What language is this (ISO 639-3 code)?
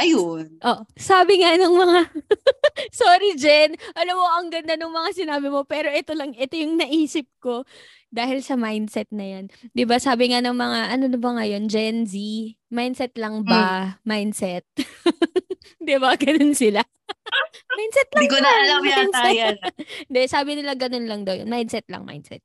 fil